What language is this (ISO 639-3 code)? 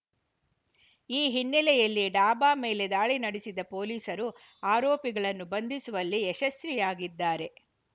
kan